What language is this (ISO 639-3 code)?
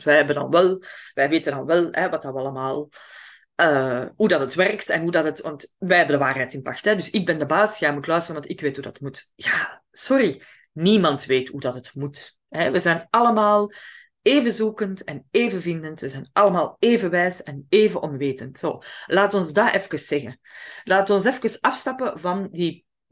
nld